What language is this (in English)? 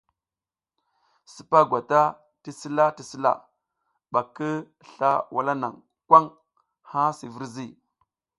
South Giziga